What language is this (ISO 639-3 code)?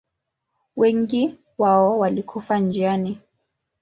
swa